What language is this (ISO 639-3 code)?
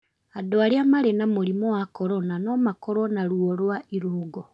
kik